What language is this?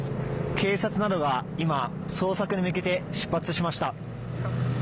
Japanese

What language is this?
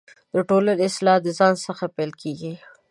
Pashto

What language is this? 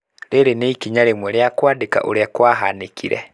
Kikuyu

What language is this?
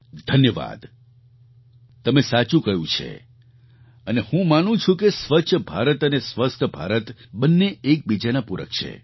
Gujarati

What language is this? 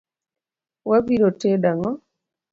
Luo (Kenya and Tanzania)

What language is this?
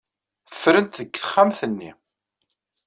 Kabyle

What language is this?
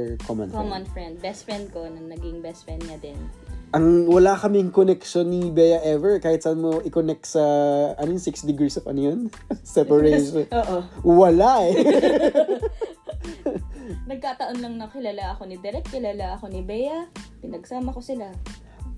Filipino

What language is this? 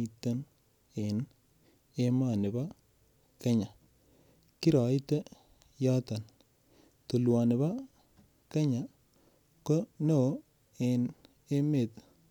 Kalenjin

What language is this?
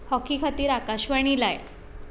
Konkani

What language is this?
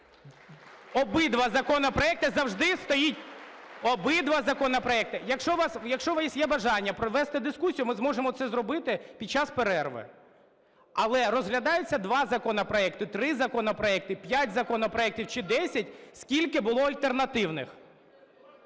Ukrainian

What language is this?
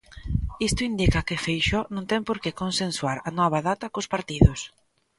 Galician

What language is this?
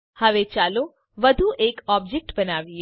Gujarati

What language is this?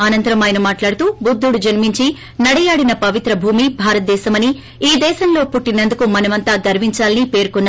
Telugu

